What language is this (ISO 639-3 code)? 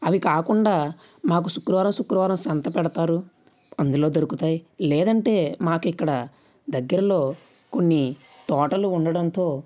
tel